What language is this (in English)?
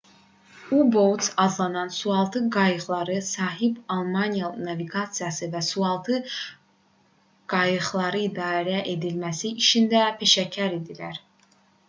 Azerbaijani